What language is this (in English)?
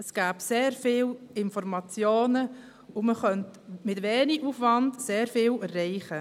Swiss German